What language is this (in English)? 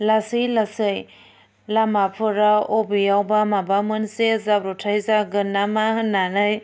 Bodo